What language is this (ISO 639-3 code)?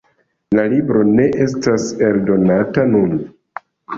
epo